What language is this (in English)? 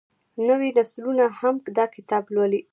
Pashto